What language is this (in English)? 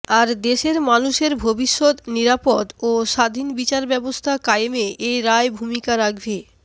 Bangla